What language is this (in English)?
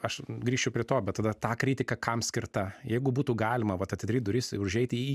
Lithuanian